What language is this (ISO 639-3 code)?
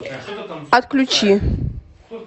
rus